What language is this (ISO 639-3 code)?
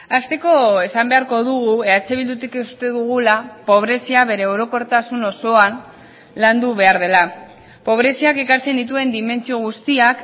eus